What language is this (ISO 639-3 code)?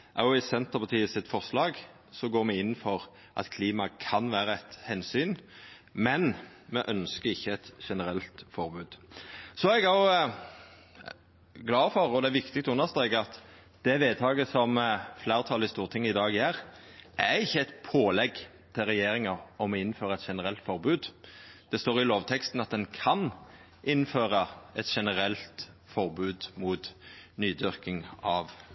nno